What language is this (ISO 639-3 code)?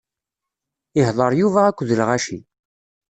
kab